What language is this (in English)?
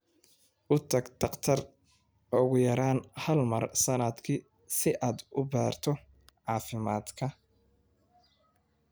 Somali